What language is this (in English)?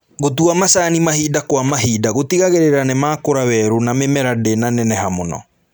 Kikuyu